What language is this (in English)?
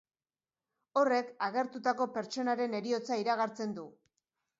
Basque